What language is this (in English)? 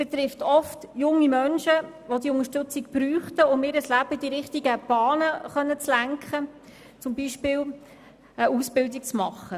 Swiss German